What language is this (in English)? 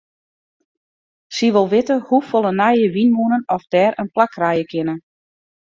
Western Frisian